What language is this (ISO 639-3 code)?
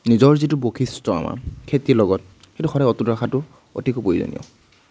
asm